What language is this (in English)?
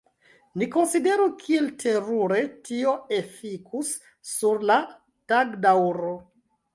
Esperanto